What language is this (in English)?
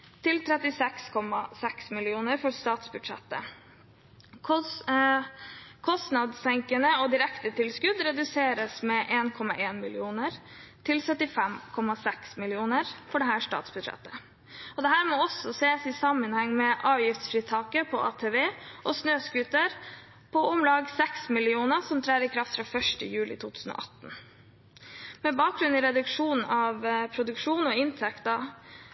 Norwegian Bokmål